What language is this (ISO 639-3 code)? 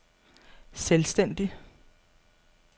dan